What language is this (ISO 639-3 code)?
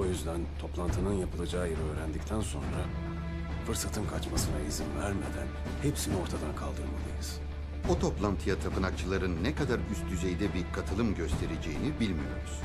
tur